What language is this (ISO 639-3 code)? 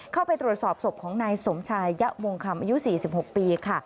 tha